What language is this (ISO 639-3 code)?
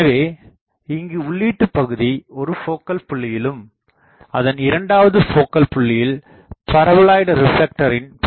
tam